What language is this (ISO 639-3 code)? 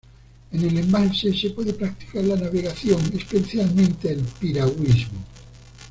spa